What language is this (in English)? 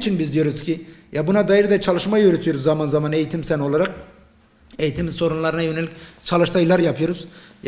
Turkish